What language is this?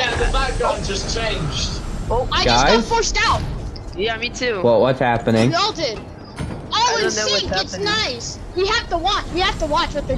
English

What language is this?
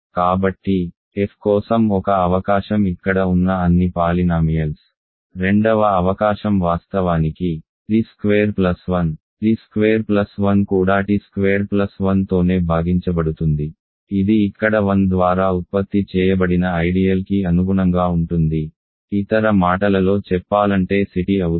Telugu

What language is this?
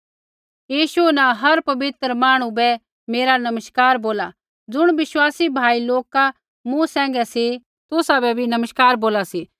Kullu Pahari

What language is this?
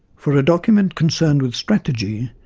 English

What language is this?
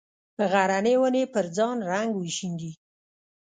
Pashto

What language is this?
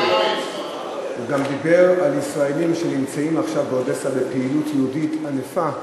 Hebrew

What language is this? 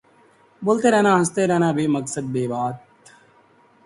Urdu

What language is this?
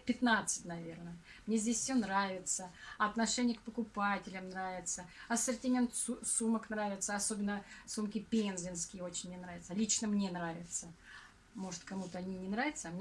Russian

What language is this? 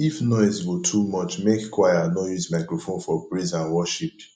Nigerian Pidgin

